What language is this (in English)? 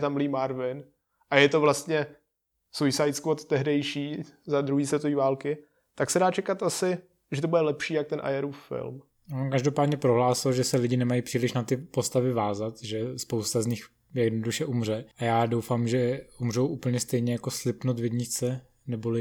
Czech